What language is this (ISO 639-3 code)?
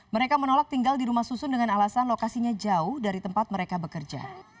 ind